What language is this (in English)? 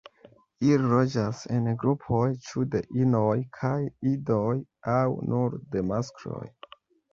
Esperanto